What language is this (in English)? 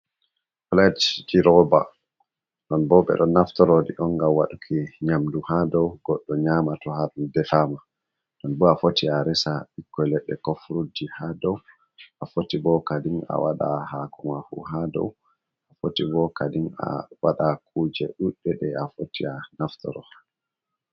Fula